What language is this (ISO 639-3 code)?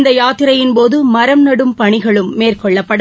tam